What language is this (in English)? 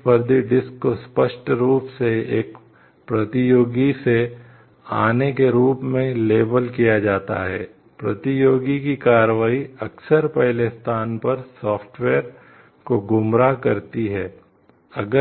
Hindi